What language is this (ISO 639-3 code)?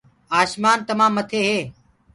ggg